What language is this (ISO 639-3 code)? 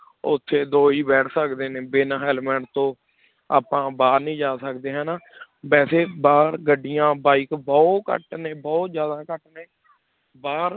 pan